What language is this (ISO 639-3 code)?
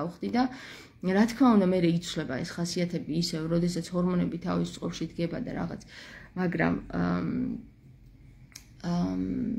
ron